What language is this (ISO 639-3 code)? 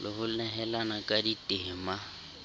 sot